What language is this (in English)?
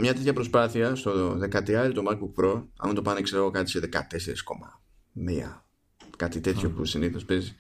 Greek